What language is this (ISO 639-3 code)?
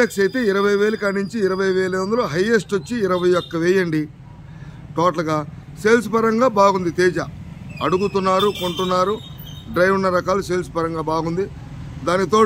tel